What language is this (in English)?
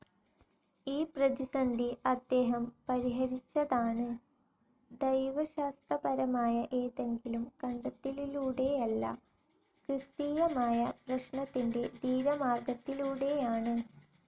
Malayalam